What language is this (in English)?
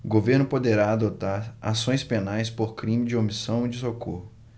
Portuguese